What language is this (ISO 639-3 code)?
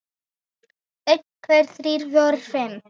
isl